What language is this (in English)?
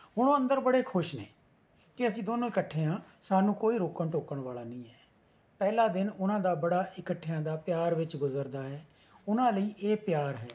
Punjabi